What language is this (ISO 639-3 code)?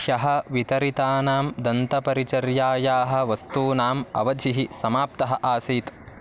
san